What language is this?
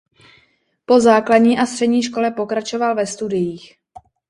Czech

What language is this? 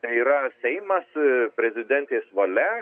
Lithuanian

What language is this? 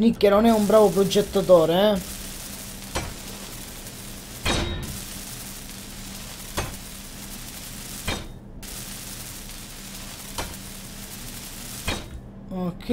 Italian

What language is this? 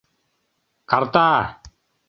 Mari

